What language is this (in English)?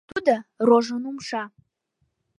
Mari